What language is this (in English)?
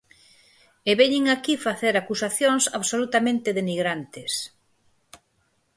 Galician